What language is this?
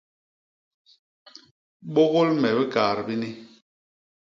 Basaa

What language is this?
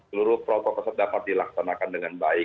Indonesian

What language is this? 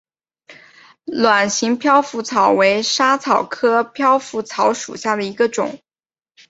Chinese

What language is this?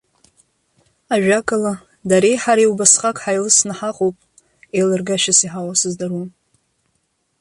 Abkhazian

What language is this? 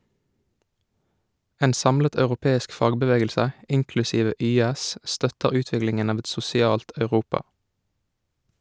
Norwegian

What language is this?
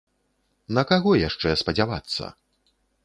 Belarusian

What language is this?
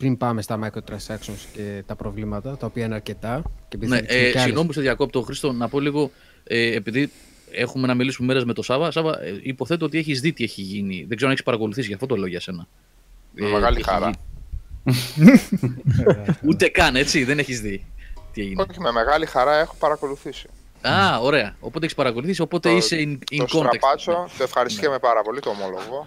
Greek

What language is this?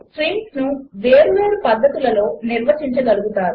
Telugu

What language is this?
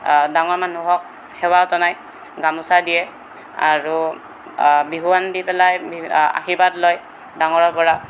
Assamese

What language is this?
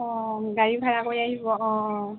Assamese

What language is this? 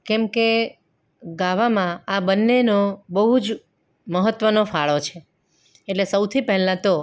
Gujarati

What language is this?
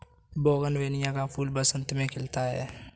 Hindi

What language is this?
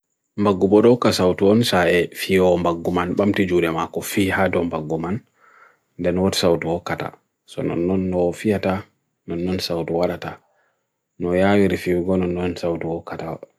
Bagirmi Fulfulde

